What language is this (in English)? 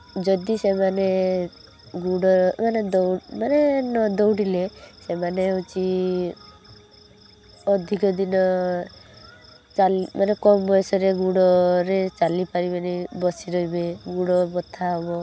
Odia